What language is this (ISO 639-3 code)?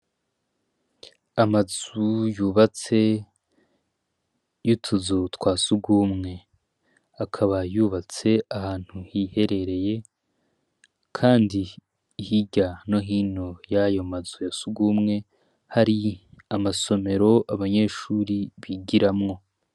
run